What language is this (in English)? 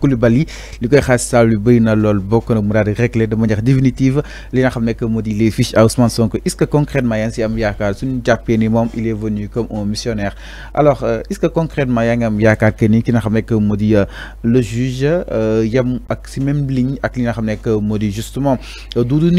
French